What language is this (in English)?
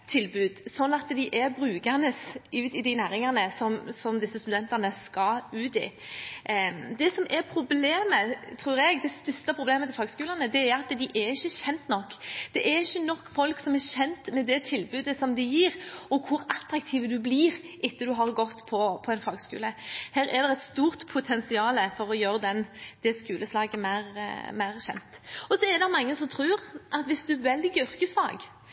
Norwegian Bokmål